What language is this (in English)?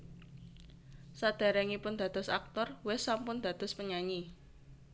Javanese